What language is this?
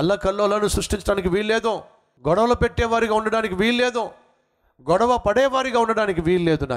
Telugu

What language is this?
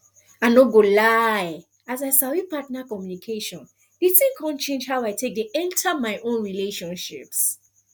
Nigerian Pidgin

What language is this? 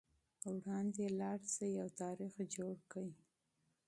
Pashto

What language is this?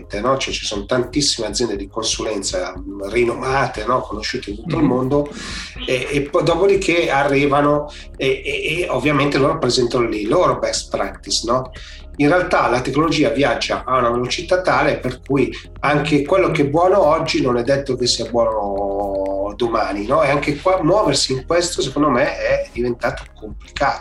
Italian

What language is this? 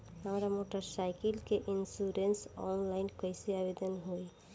Bhojpuri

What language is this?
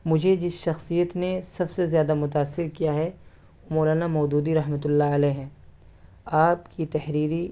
Urdu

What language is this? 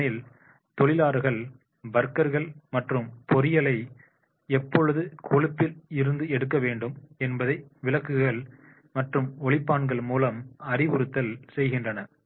Tamil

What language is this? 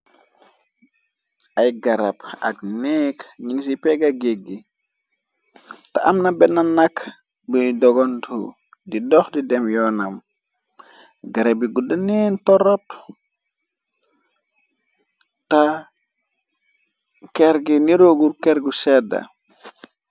Wolof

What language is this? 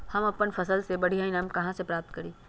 Magahi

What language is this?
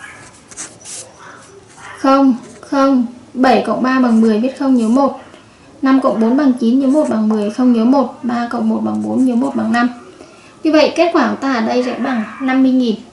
Vietnamese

